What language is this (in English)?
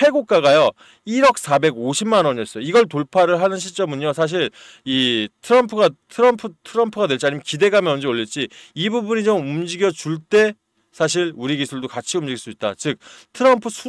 Korean